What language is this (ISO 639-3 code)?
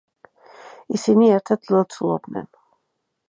kat